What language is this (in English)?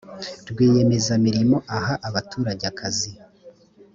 Kinyarwanda